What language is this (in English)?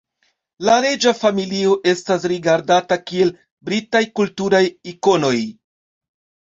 Esperanto